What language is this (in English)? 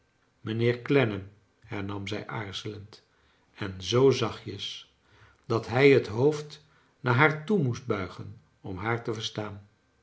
Dutch